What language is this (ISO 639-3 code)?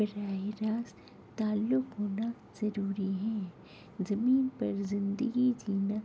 urd